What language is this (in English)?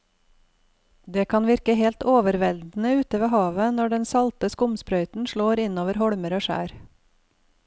Norwegian